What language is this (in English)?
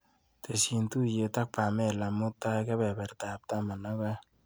Kalenjin